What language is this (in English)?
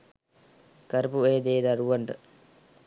Sinhala